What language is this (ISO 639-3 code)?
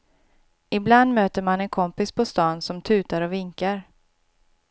swe